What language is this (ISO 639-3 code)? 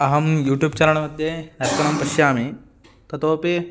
san